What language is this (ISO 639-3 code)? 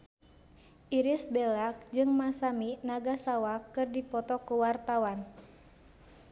sun